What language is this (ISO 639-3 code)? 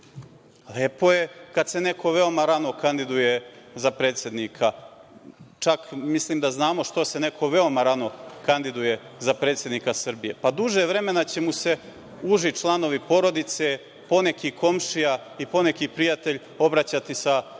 srp